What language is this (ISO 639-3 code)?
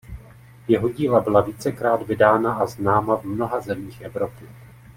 ces